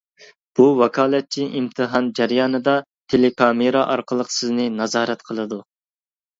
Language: Uyghur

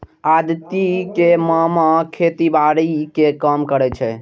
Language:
Maithili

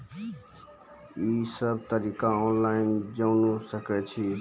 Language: Maithili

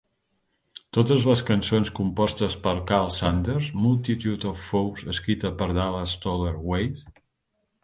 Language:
Catalan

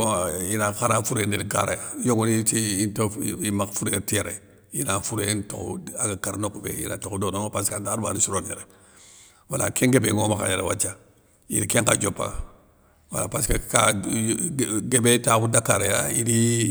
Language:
Soninke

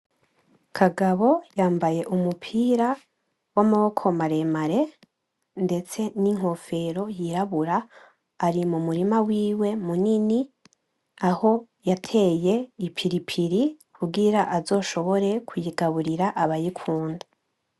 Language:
Rundi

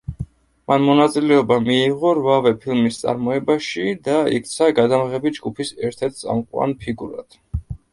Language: Georgian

